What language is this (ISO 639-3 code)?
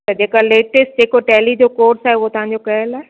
snd